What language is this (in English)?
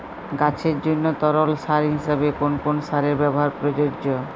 Bangla